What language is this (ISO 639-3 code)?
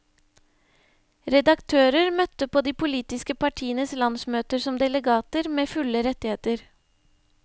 nor